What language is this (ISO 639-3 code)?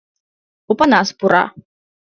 chm